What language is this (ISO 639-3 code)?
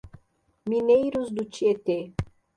por